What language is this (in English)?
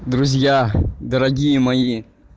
Russian